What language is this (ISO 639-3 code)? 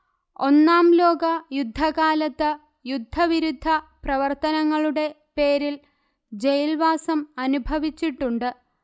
mal